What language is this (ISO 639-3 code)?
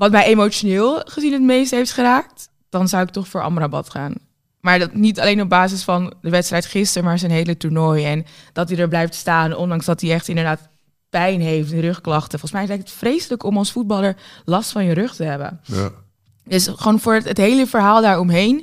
nld